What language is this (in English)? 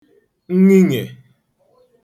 Igbo